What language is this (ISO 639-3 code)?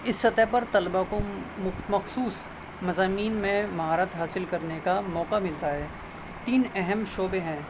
urd